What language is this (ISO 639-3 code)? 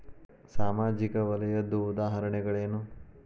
kan